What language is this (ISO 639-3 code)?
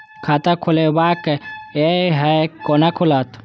mai